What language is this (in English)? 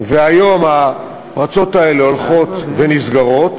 Hebrew